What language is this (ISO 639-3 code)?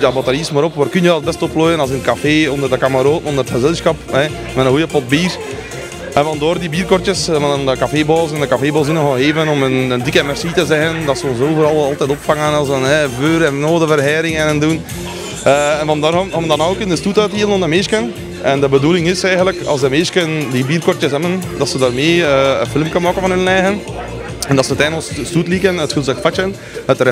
nld